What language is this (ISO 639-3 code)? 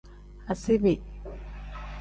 kdh